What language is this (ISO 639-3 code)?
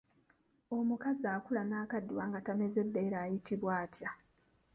lug